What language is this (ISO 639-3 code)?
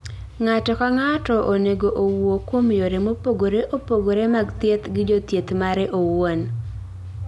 luo